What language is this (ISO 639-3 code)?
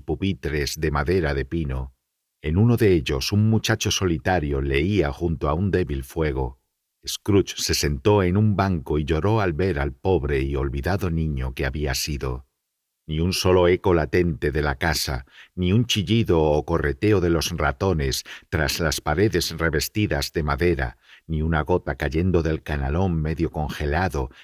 spa